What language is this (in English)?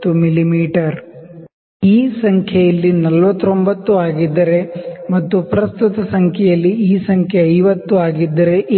Kannada